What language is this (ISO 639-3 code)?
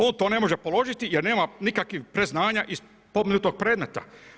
hrv